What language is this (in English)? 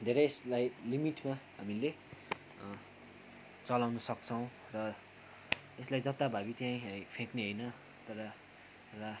Nepali